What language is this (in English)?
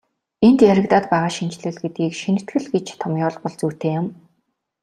Mongolian